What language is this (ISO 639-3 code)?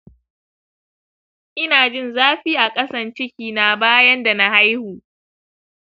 hau